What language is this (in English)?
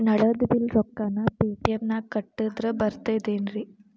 Kannada